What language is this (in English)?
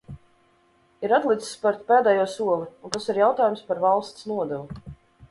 Latvian